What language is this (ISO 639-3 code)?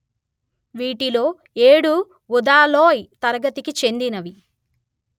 tel